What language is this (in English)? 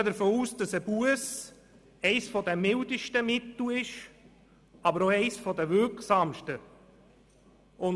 Swiss German